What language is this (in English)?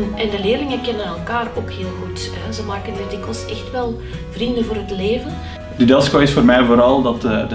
Dutch